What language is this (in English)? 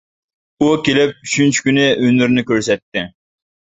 Uyghur